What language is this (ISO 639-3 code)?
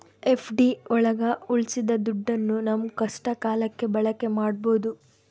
kan